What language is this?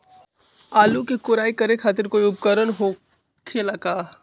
Magahi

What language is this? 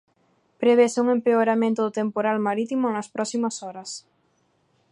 Galician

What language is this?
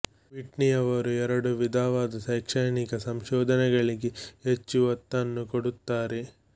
Kannada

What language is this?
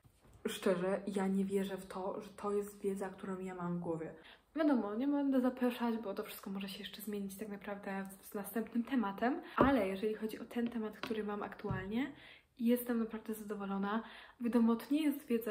Polish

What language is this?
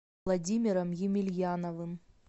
Russian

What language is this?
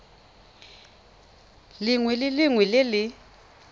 Tswana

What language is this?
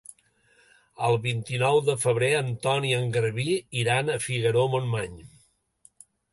Catalan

